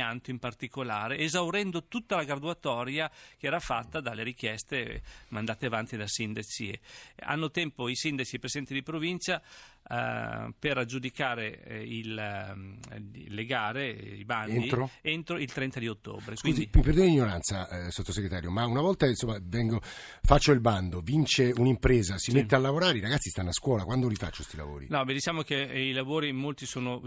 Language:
Italian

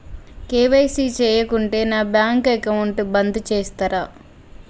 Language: Telugu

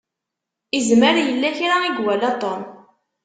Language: Kabyle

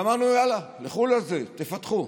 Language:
Hebrew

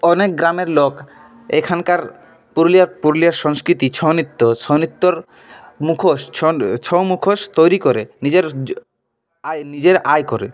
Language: Bangla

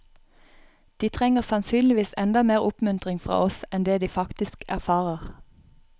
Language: Norwegian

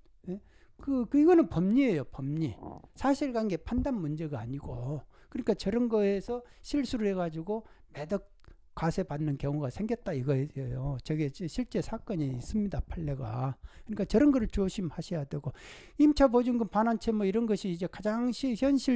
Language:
Korean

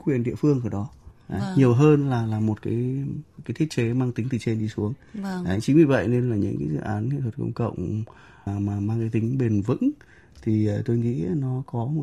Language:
Vietnamese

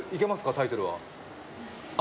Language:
Japanese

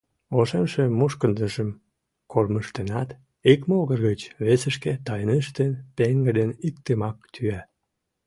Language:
Mari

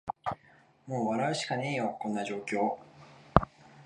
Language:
Japanese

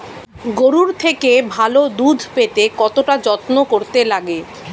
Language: Bangla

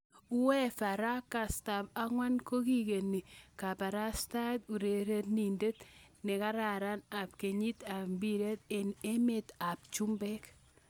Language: Kalenjin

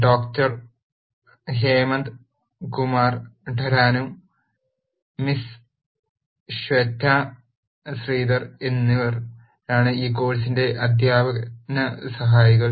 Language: Malayalam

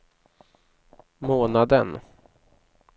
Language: Swedish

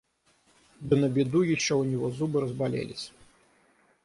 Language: Russian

